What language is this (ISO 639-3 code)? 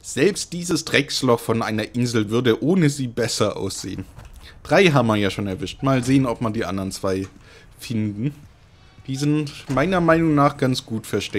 deu